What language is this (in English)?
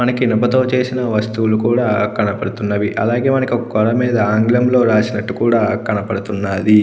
Telugu